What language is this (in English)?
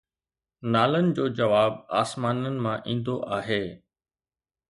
Sindhi